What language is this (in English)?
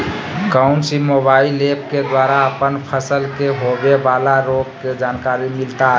Magahi